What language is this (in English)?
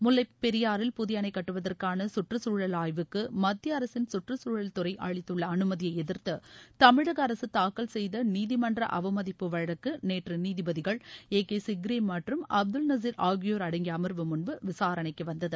Tamil